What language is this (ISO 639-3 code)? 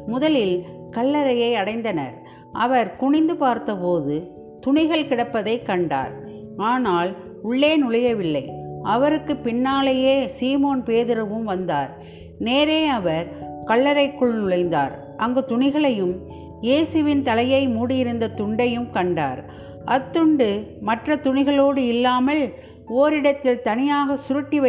tam